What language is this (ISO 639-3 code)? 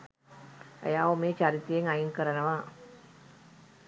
sin